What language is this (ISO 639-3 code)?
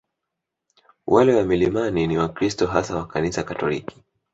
swa